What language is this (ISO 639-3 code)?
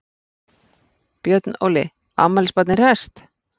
isl